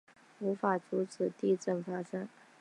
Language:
Chinese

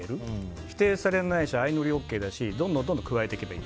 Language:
Japanese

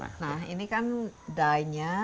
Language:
Indonesian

